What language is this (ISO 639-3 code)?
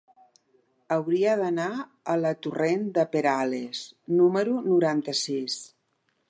cat